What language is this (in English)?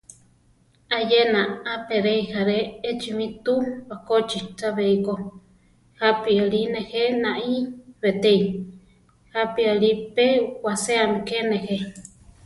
Central Tarahumara